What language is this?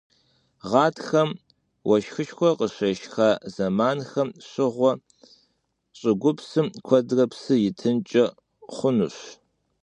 Kabardian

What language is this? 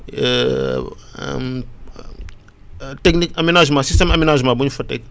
Wolof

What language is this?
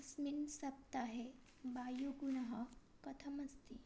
Sanskrit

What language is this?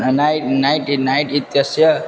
Sanskrit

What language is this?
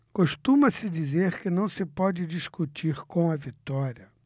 Portuguese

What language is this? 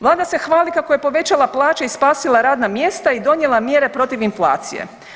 Croatian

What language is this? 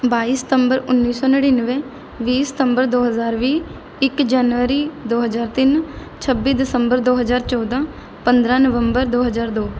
Punjabi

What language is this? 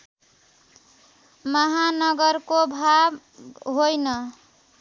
Nepali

